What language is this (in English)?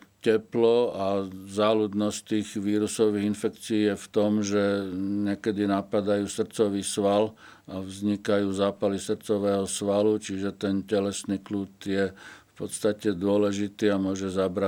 Slovak